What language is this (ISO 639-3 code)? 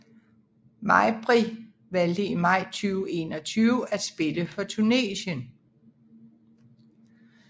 dan